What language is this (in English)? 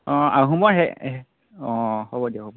Assamese